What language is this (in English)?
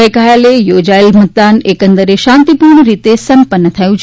Gujarati